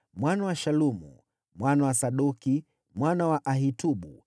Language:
Swahili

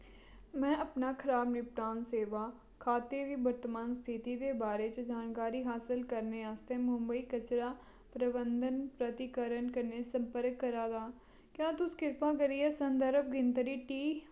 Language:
Dogri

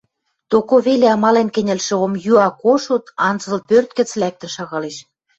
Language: Western Mari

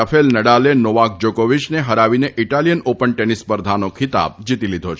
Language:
Gujarati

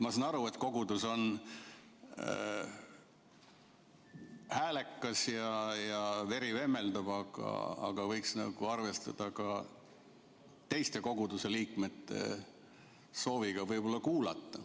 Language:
Estonian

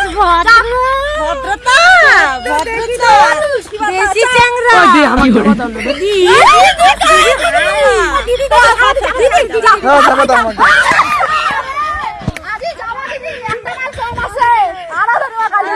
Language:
Bangla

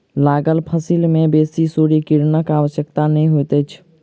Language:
Maithili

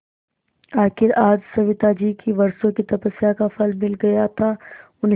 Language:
Hindi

